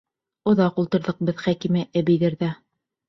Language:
Bashkir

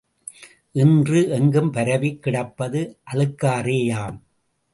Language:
Tamil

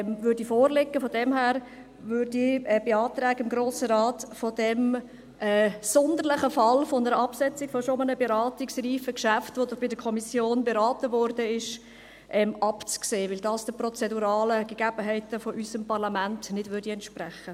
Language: Swiss German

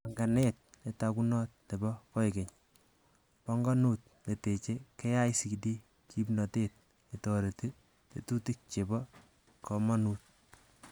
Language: Kalenjin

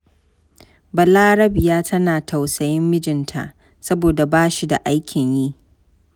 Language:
Hausa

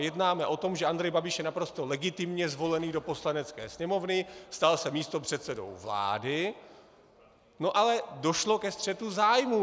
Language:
Czech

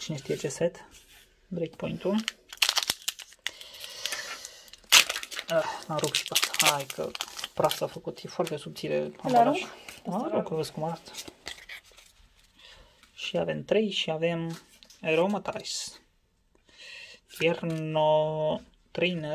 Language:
Romanian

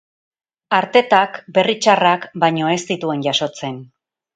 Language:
Basque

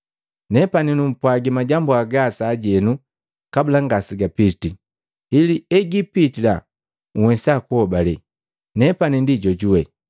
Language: Matengo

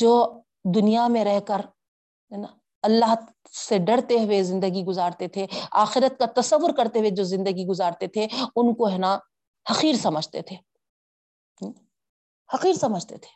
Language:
Urdu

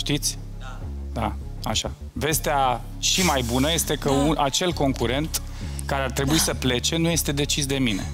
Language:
Romanian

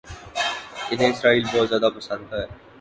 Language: Urdu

